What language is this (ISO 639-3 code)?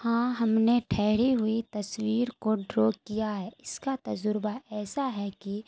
urd